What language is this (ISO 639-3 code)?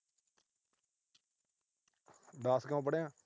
pan